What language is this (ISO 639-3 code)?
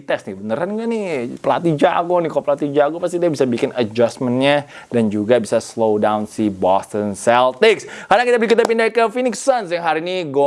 ind